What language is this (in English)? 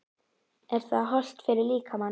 Icelandic